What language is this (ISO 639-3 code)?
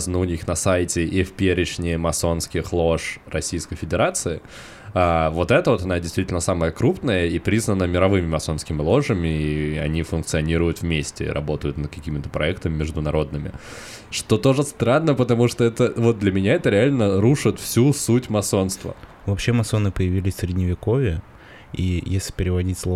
rus